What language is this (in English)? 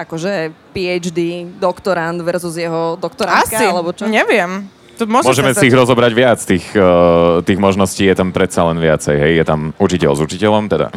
Slovak